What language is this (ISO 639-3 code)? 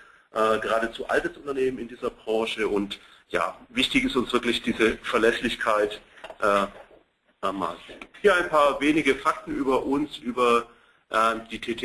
deu